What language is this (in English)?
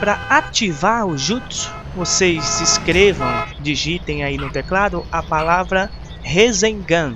Portuguese